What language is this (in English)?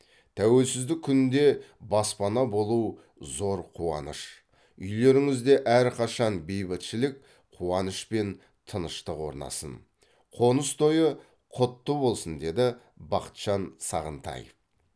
Kazakh